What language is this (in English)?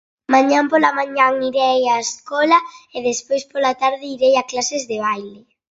Galician